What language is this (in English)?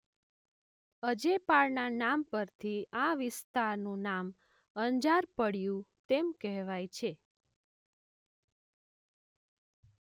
Gujarati